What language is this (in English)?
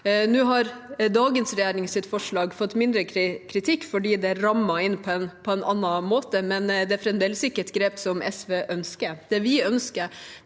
Norwegian